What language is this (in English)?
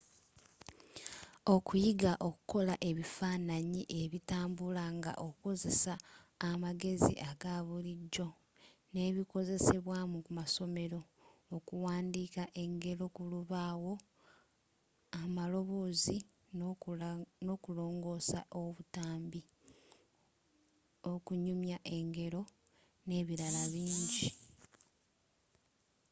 Ganda